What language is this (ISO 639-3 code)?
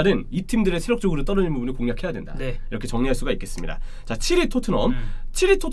kor